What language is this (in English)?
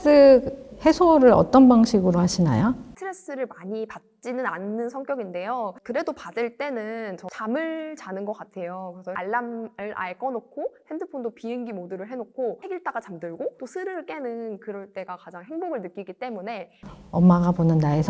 Korean